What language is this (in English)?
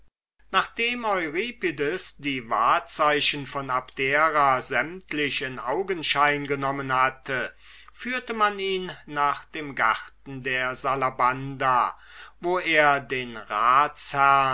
German